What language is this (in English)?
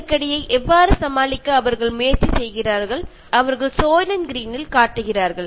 Malayalam